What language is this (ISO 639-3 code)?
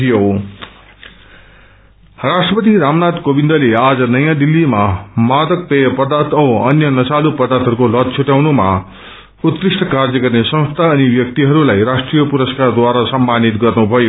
nep